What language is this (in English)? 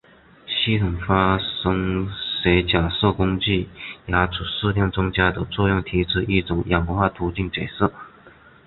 Chinese